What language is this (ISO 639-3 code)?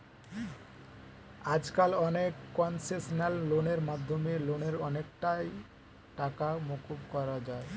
ben